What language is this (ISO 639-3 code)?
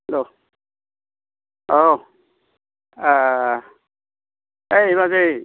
brx